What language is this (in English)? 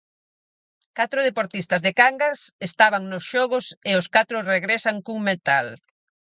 Galician